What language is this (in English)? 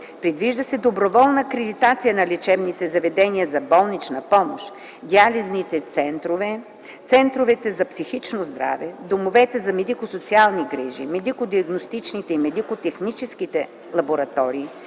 Bulgarian